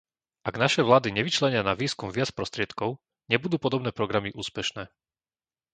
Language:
Slovak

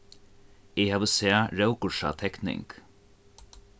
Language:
Faroese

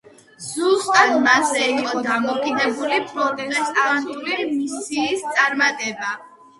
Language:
Georgian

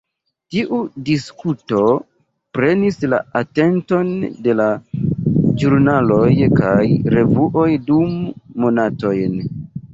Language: Esperanto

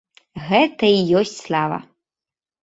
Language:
Belarusian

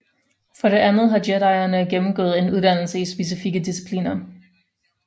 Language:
Danish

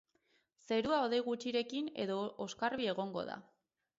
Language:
Basque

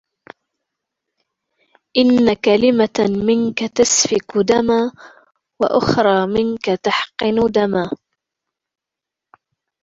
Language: Arabic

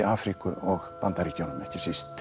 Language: Icelandic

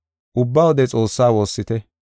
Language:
Gofa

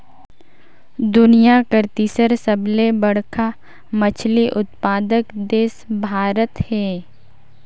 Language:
Chhattisgarhi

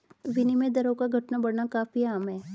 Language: Hindi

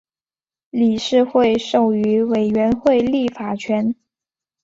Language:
Chinese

